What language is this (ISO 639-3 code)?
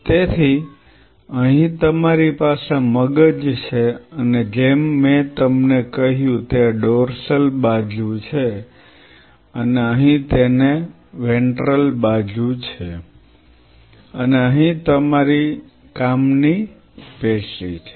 guj